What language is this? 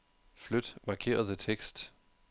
Danish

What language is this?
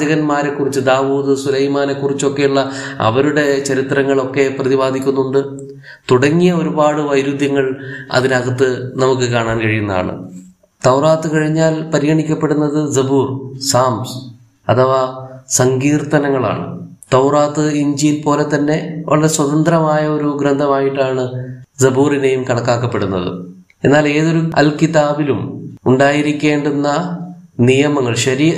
Malayalam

